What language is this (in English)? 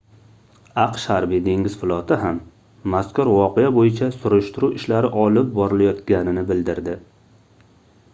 Uzbek